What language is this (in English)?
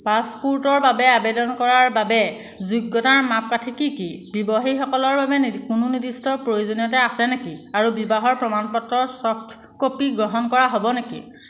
Assamese